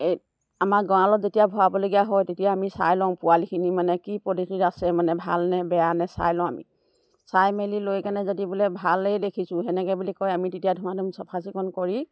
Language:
Assamese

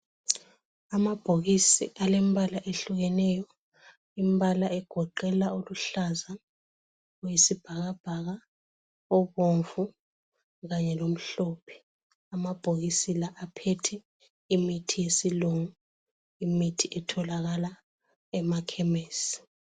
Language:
North Ndebele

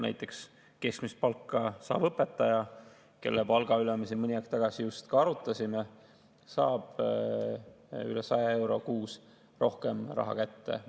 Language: Estonian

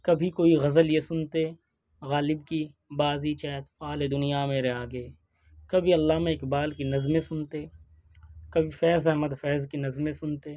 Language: Urdu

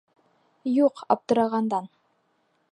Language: Bashkir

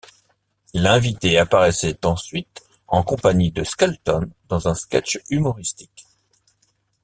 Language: French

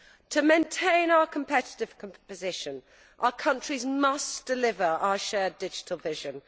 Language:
English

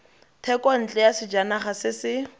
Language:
Tswana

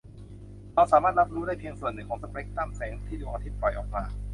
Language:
Thai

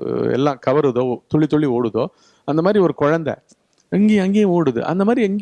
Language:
Tamil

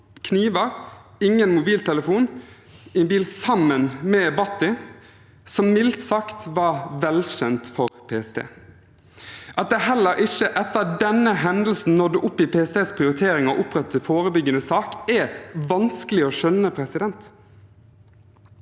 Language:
Norwegian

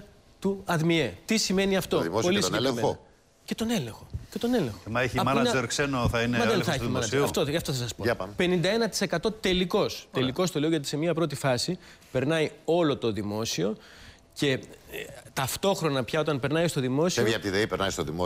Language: Greek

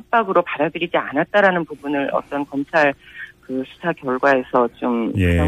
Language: Korean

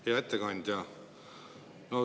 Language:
Estonian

